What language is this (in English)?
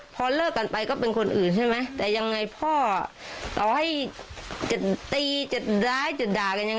Thai